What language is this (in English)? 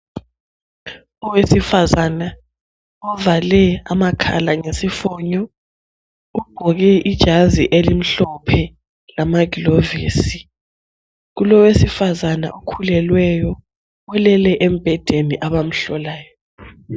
North Ndebele